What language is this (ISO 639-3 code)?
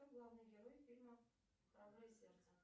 rus